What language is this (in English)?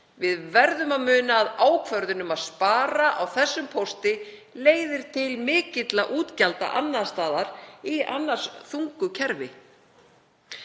Icelandic